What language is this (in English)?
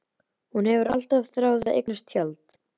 Icelandic